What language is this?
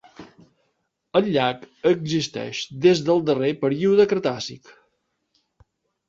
Catalan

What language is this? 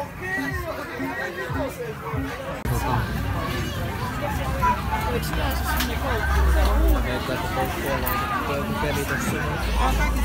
Finnish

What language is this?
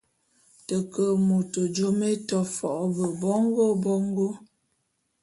Bulu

